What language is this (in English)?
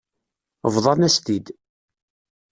Kabyle